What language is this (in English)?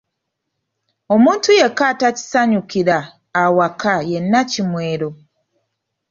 Ganda